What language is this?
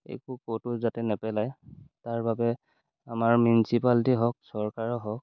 Assamese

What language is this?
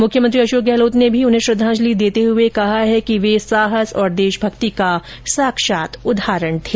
Hindi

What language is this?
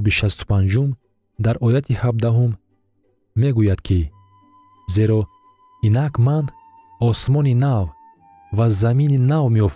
Persian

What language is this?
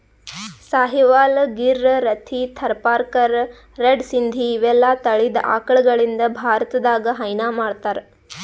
Kannada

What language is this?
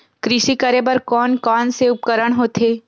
Chhattisgarhi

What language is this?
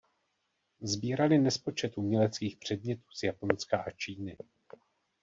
Czech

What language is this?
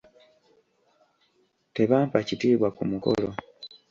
Ganda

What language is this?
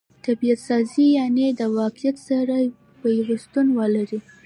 Pashto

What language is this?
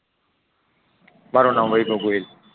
Gujarati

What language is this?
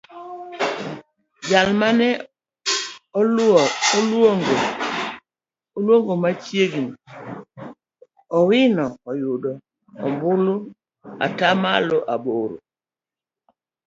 Luo (Kenya and Tanzania)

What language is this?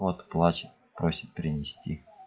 Russian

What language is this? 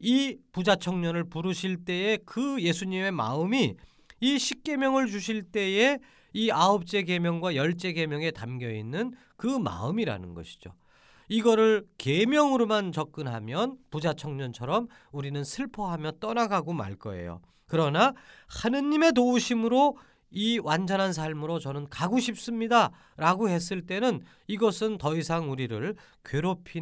Korean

